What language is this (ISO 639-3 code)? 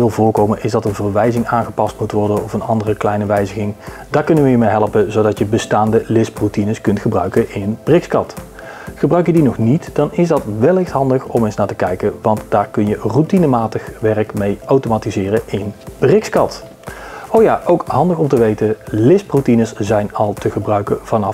nld